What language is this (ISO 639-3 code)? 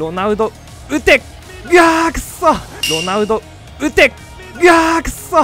jpn